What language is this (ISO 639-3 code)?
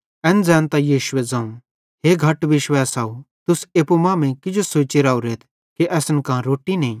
bhd